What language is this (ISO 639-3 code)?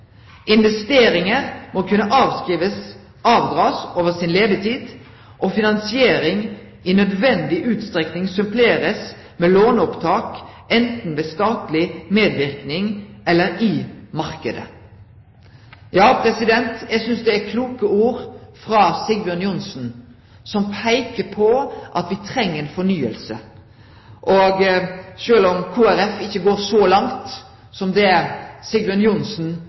nno